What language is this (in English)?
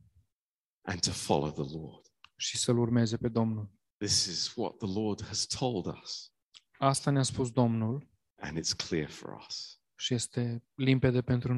Romanian